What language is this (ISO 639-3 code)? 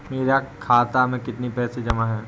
hin